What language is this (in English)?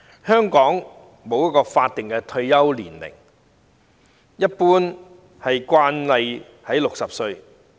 Cantonese